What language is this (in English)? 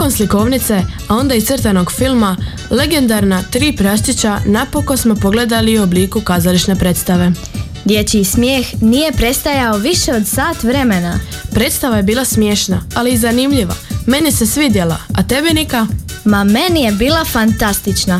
Croatian